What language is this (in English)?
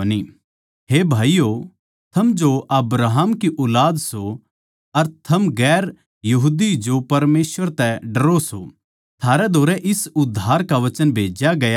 Haryanvi